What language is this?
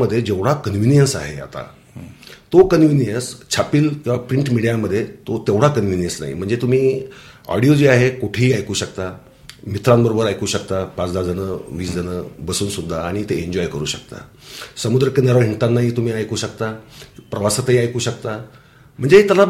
Marathi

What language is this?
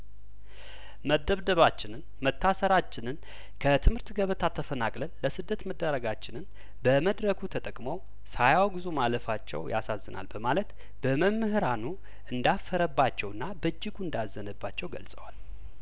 Amharic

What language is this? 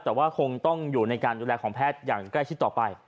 Thai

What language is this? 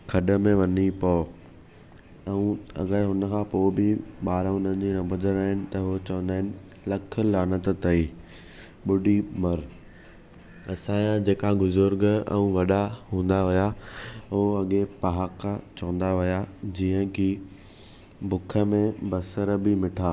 Sindhi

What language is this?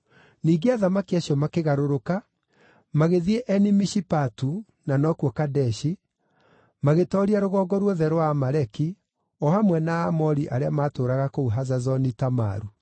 Kikuyu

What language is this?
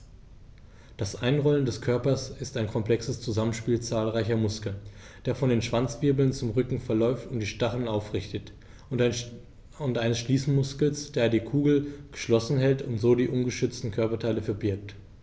German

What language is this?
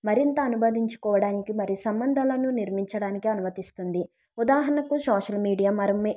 Telugu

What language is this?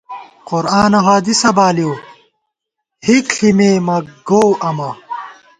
Gawar-Bati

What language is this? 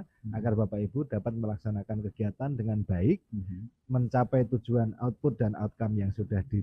Indonesian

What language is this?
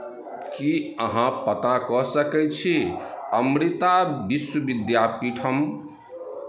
Maithili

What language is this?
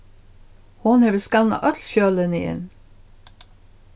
Faroese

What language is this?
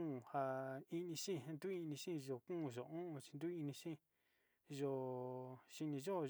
Sinicahua Mixtec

